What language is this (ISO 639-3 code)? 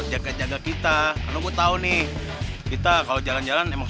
ind